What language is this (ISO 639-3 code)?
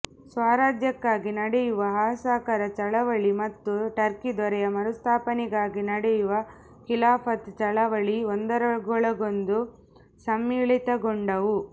kan